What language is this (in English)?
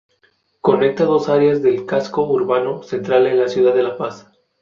Spanish